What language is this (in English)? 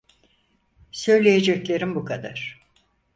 Turkish